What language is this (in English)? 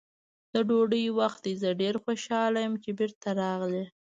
Pashto